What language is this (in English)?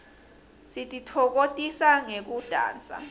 Swati